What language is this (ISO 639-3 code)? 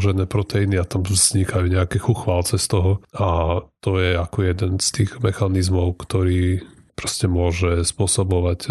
slk